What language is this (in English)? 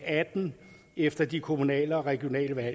Danish